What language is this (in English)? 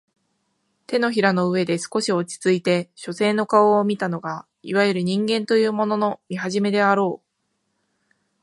Japanese